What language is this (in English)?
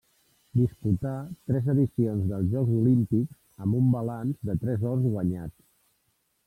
Catalan